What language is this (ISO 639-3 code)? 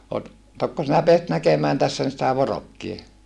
fin